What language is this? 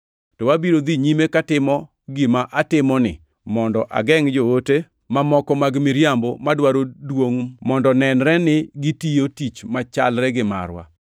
Luo (Kenya and Tanzania)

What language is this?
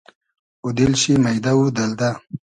Hazaragi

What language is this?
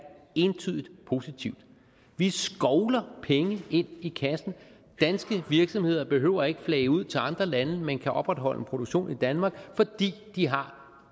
Danish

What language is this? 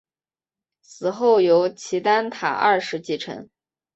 Chinese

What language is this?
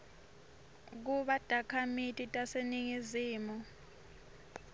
Swati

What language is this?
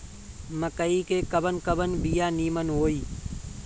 Bhojpuri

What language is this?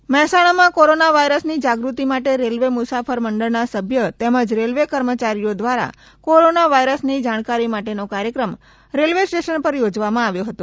Gujarati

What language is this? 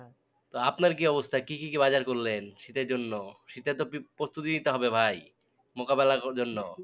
Bangla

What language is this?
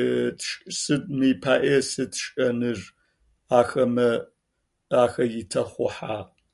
Adyghe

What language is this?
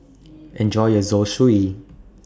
English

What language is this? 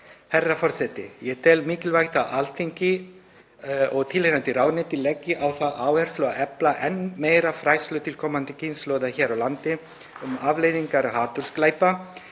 Icelandic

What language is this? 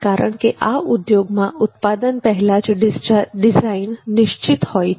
Gujarati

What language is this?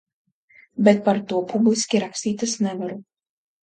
Latvian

